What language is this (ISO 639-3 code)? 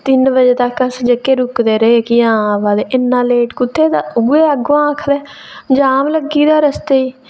doi